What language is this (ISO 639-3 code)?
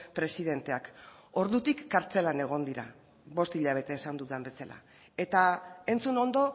eus